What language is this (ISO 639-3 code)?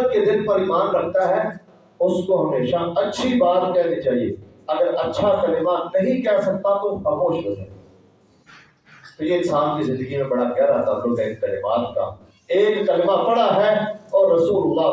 urd